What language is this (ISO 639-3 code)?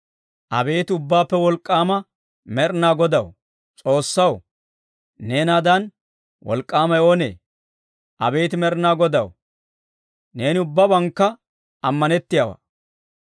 dwr